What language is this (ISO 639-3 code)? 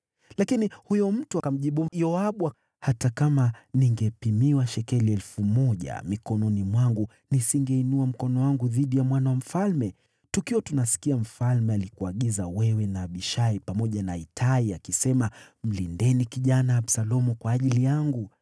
swa